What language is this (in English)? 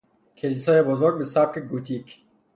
Persian